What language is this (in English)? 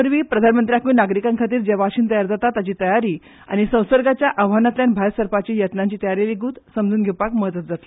Konkani